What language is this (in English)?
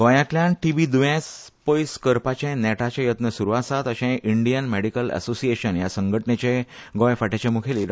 Konkani